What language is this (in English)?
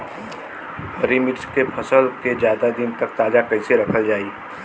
Bhojpuri